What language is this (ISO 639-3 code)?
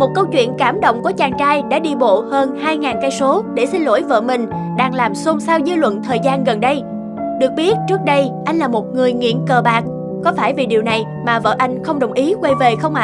vie